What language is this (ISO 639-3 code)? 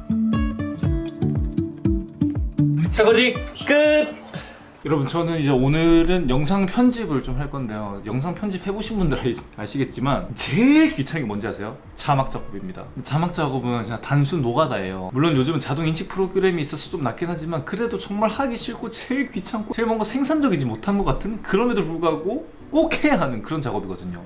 kor